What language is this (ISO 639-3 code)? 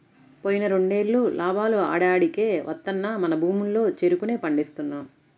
tel